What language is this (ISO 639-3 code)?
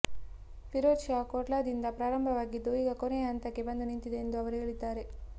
kan